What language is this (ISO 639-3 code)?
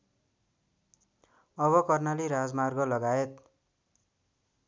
nep